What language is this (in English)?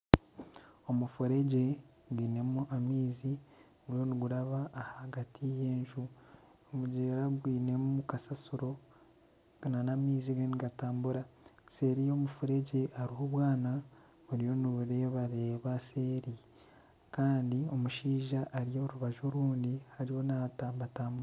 Nyankole